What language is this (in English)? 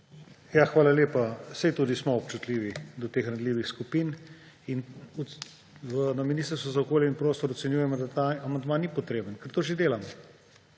Slovenian